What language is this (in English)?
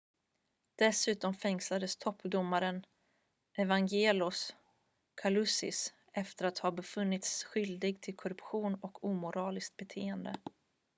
Swedish